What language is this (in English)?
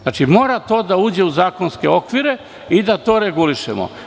Serbian